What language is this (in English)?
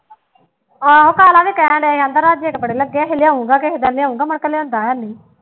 Punjabi